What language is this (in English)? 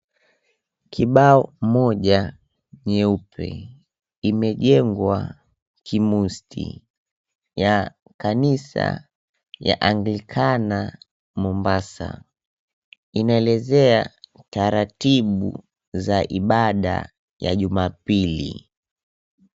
Swahili